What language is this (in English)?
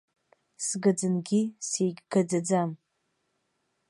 Abkhazian